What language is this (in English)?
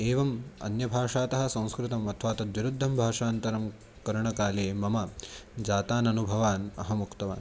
Sanskrit